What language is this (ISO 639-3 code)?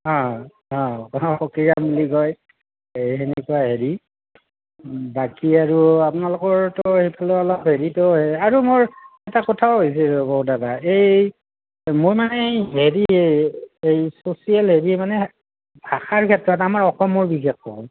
asm